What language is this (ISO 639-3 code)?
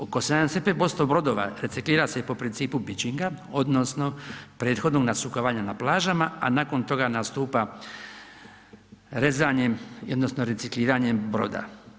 hrv